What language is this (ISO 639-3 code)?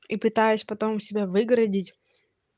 rus